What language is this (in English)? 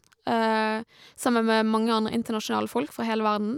Norwegian